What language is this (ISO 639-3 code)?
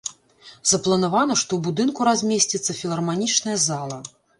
bel